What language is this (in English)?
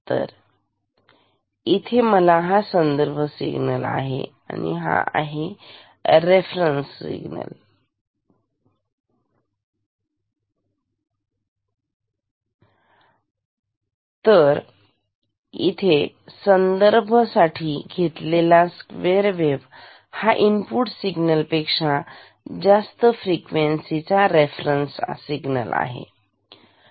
Marathi